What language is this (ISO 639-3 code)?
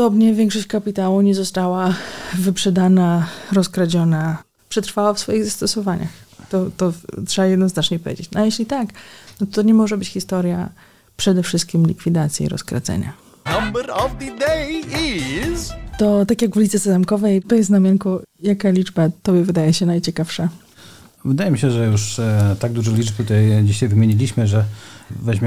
pol